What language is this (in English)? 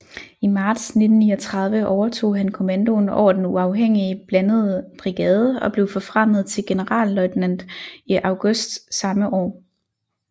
Danish